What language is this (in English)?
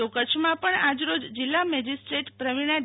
Gujarati